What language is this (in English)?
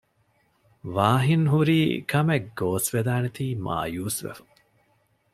Divehi